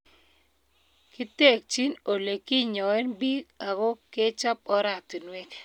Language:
Kalenjin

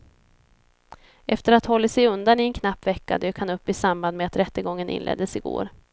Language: Swedish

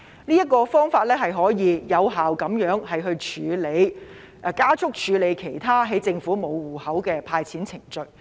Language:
Cantonese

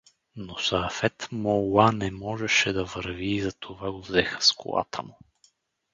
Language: Bulgarian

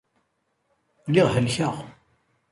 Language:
Kabyle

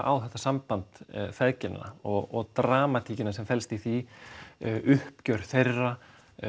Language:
Icelandic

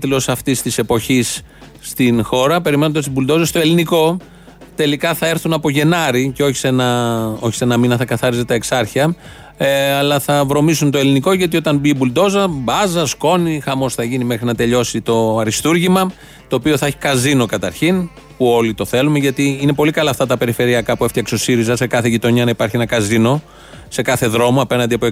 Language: Greek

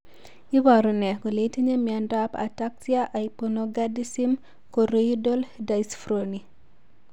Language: Kalenjin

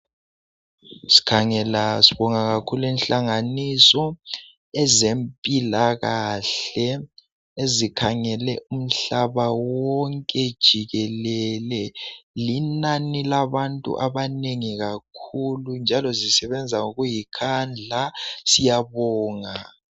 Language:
North Ndebele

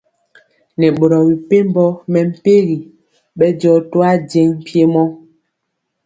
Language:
Mpiemo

